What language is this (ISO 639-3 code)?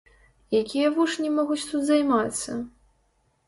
bel